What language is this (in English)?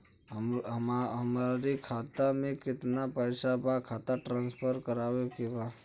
Bhojpuri